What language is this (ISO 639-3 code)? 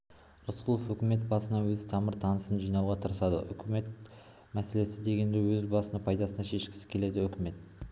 kaz